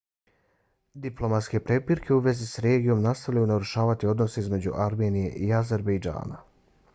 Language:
Bosnian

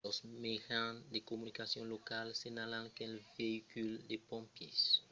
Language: Occitan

